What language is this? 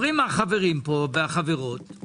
Hebrew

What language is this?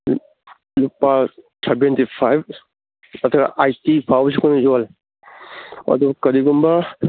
Manipuri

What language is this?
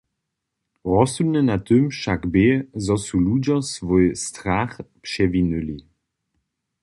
Upper Sorbian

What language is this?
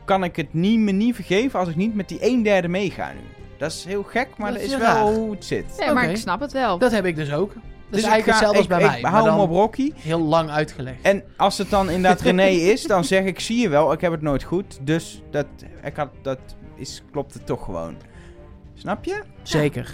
Dutch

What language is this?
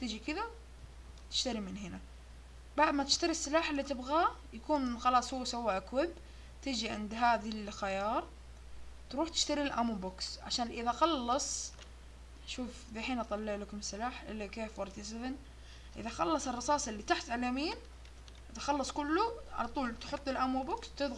Arabic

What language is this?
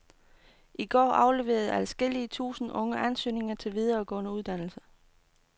Danish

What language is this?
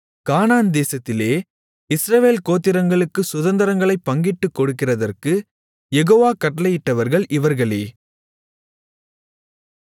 Tamil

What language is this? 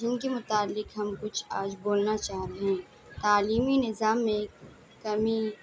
Urdu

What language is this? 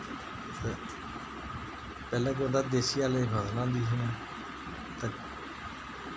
Dogri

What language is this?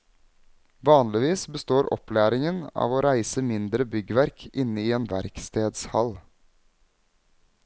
Norwegian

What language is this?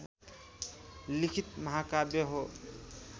Nepali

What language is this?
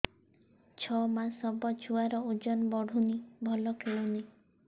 Odia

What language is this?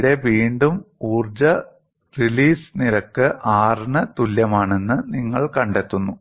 Malayalam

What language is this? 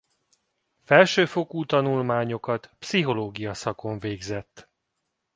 Hungarian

